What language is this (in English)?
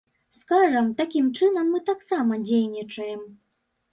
Belarusian